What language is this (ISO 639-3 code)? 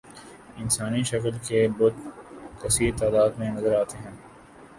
urd